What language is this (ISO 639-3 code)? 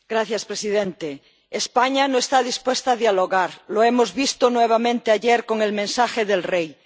spa